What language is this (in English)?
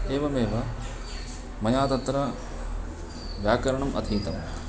Sanskrit